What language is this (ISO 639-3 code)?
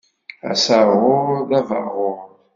kab